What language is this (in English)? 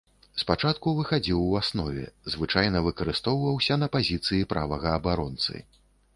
Belarusian